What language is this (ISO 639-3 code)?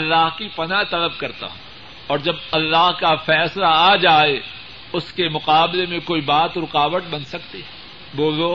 urd